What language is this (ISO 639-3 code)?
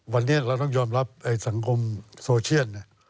tha